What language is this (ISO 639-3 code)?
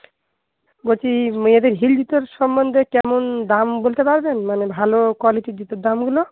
ben